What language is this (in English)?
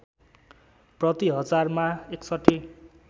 Nepali